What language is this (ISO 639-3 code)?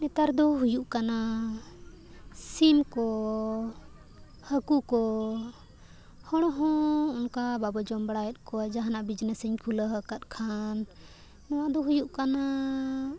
sat